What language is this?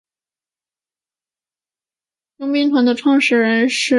Chinese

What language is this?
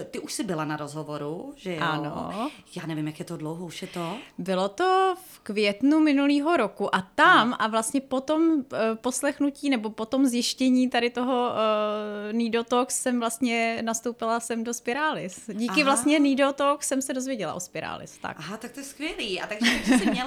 Czech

